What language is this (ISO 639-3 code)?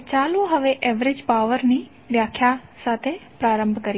guj